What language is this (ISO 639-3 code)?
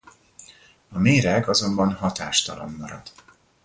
hun